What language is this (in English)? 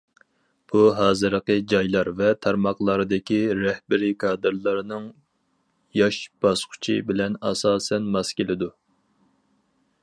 Uyghur